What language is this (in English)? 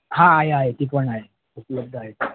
Marathi